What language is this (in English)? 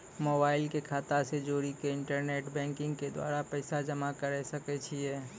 Maithili